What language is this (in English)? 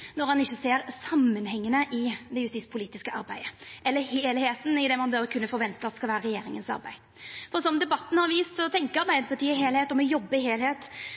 Norwegian Nynorsk